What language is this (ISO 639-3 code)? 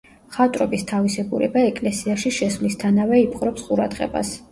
kat